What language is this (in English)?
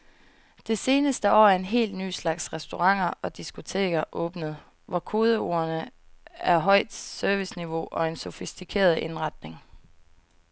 Danish